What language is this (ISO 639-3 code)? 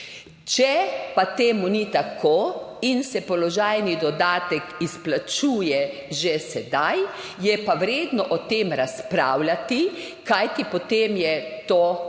slv